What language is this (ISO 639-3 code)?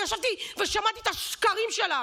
heb